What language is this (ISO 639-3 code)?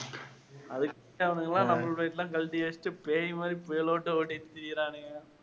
tam